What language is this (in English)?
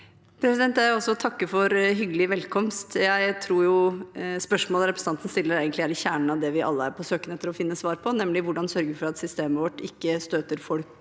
Norwegian